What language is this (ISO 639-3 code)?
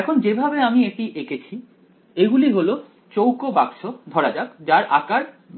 ben